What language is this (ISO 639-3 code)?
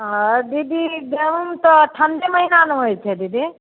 mai